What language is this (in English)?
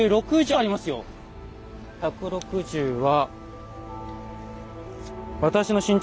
Japanese